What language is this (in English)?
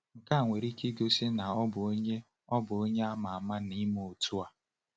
Igbo